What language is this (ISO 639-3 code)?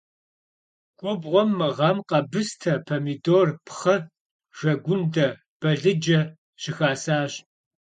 kbd